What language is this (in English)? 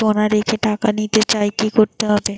Bangla